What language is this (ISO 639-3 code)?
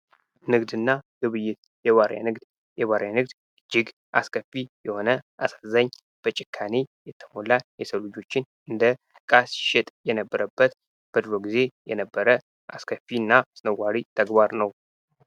amh